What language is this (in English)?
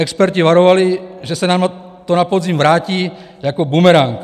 Czech